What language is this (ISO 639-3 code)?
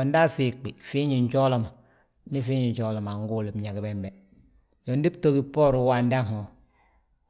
bjt